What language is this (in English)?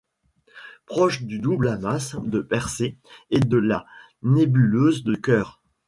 French